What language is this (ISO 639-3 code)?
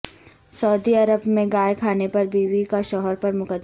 urd